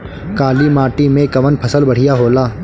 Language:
Bhojpuri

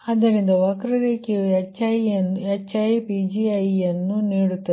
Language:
Kannada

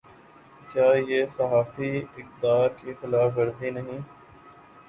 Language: Urdu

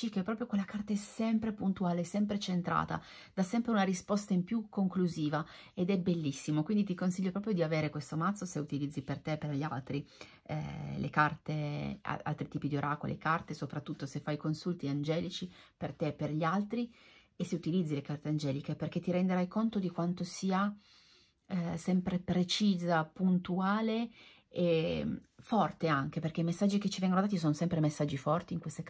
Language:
Italian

